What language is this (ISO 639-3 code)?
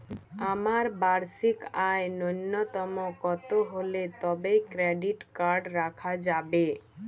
ben